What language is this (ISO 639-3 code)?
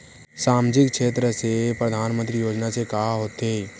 hne